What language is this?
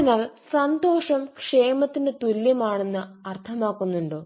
Malayalam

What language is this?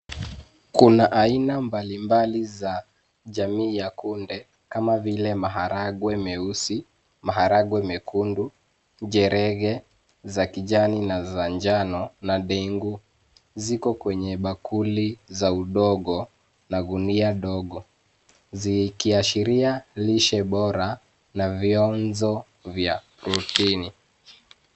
Swahili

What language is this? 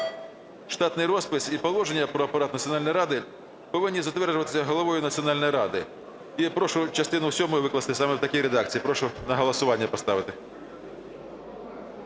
Ukrainian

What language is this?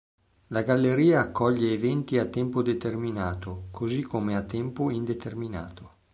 Italian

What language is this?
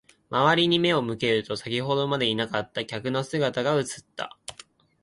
Japanese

